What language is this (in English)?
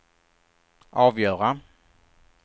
Swedish